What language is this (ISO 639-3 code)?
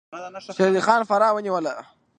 pus